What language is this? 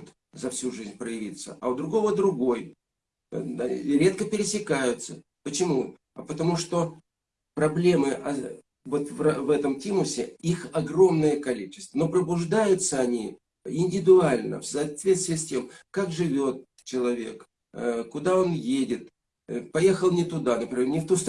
Russian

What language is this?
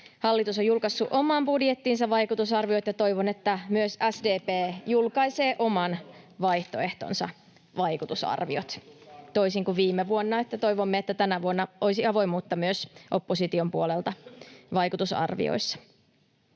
Finnish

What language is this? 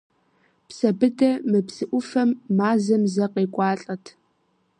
Kabardian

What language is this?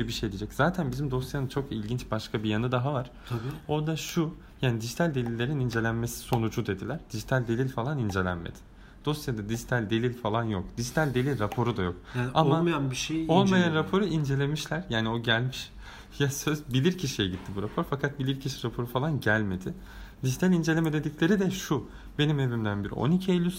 Turkish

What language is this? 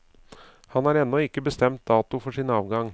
Norwegian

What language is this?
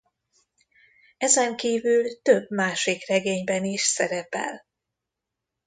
Hungarian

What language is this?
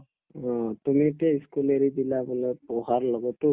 Assamese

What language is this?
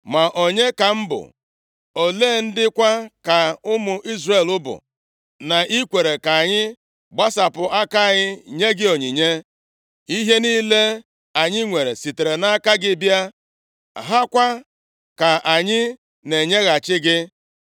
Igbo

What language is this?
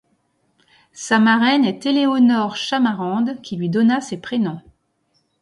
French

